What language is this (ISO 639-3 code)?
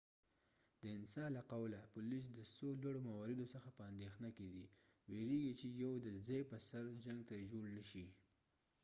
pus